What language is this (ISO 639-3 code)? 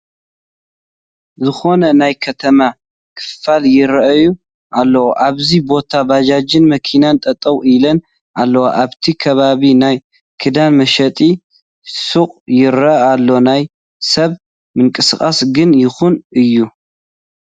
tir